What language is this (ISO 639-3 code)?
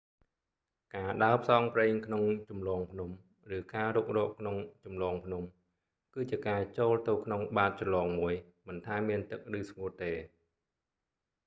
khm